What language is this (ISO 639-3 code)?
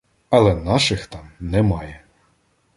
ukr